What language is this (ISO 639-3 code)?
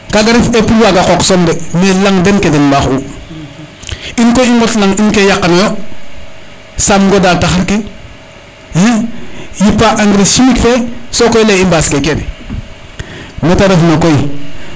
srr